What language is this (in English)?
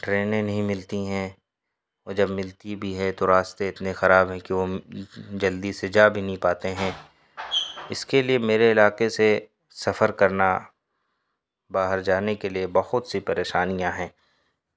Urdu